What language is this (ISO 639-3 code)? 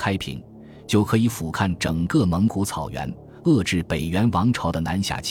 zho